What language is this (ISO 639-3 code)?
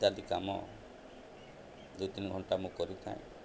ori